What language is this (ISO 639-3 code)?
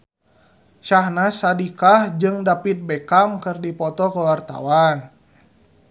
sun